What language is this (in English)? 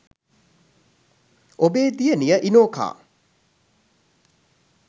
Sinhala